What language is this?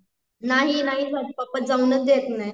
Marathi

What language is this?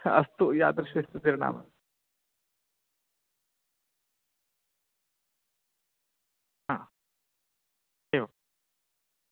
Sanskrit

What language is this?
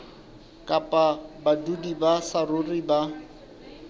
Southern Sotho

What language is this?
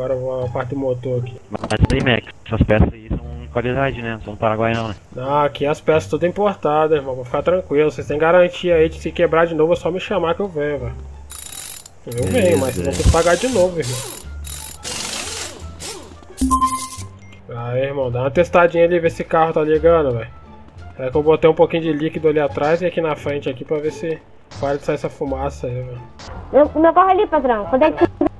Portuguese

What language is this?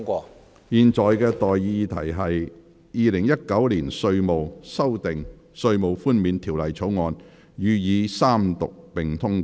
Cantonese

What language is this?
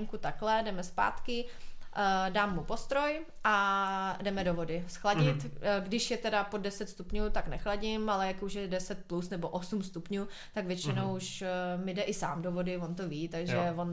Czech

